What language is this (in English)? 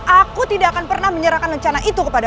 Indonesian